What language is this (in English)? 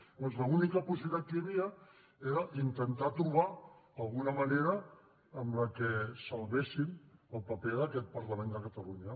Catalan